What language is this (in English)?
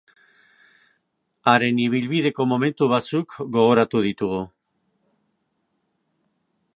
Basque